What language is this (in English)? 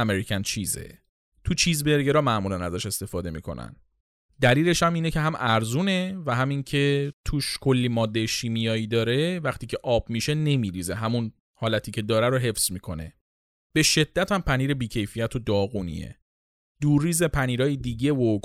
Persian